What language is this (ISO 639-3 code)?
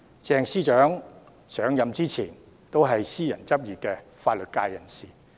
yue